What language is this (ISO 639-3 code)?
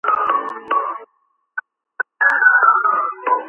kat